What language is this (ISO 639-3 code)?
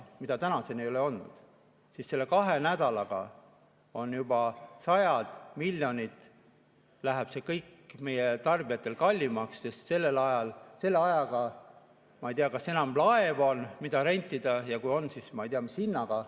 est